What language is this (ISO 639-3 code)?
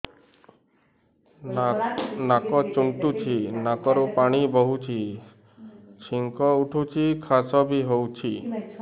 ori